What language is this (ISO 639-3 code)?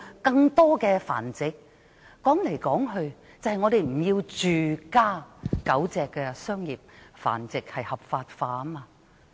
yue